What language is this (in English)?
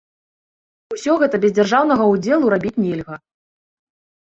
Belarusian